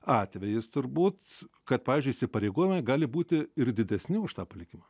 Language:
Lithuanian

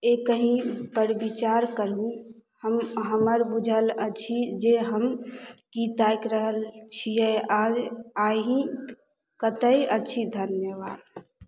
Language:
Maithili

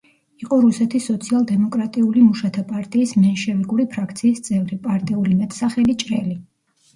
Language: Georgian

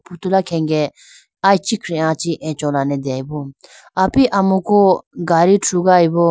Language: Idu-Mishmi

